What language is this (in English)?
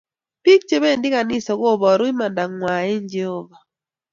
Kalenjin